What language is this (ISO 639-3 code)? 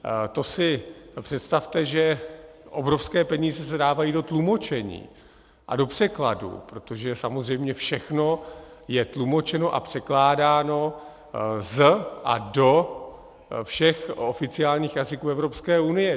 ces